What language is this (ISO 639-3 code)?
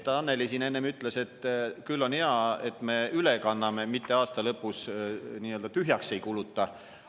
est